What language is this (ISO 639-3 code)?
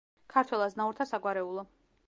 kat